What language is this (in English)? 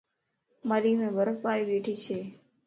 Lasi